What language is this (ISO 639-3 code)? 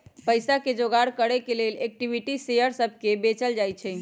mag